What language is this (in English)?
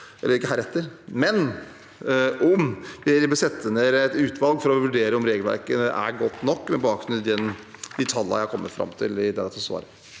Norwegian